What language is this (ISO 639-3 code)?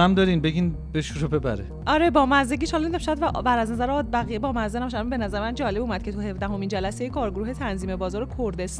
fas